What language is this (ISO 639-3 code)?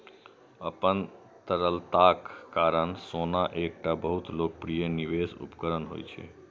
mai